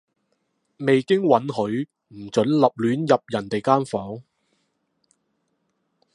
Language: Cantonese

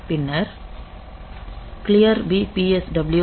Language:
Tamil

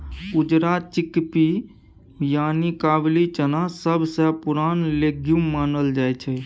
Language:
Maithili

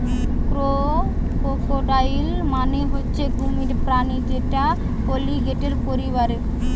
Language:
Bangla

